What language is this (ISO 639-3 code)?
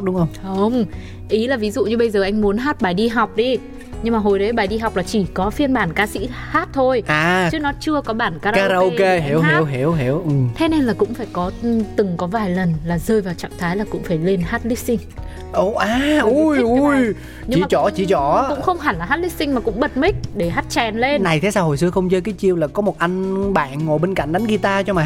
vie